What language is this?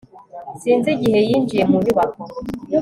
Kinyarwanda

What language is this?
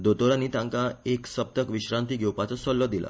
Konkani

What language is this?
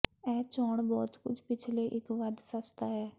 Punjabi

